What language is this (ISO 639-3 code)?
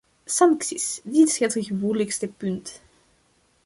nld